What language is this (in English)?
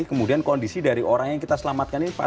Indonesian